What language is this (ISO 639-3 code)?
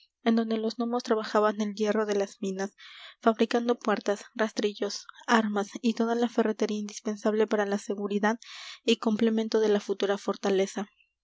spa